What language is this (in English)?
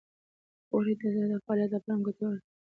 Pashto